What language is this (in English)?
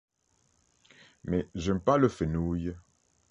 French